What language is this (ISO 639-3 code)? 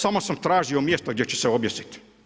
hrv